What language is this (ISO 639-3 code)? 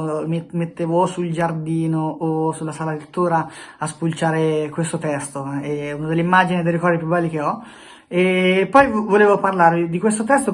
ita